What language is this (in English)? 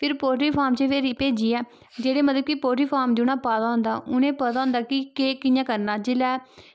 Dogri